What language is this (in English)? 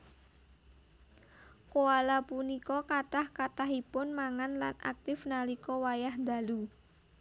Javanese